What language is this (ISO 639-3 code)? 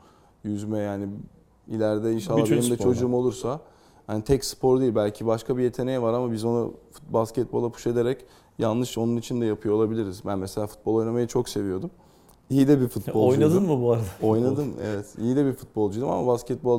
tur